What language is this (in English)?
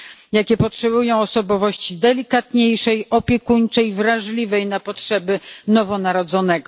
Polish